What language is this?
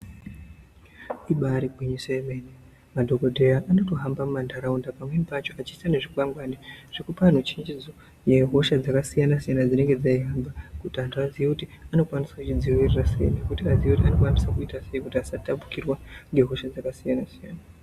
Ndau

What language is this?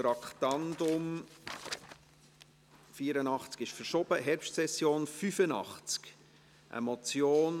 Swiss German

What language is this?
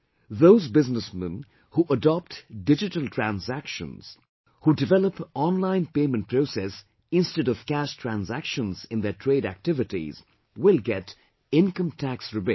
English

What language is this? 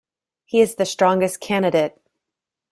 English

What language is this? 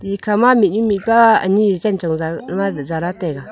Wancho Naga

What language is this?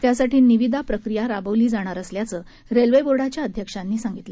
Marathi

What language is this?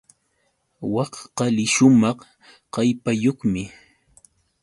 Yauyos Quechua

